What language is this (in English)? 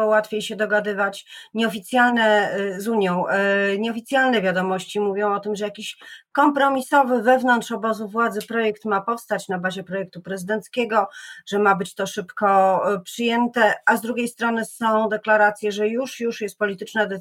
Polish